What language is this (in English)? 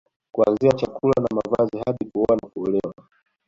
Swahili